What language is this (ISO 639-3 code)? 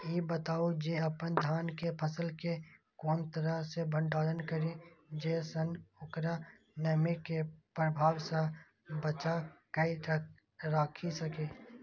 mai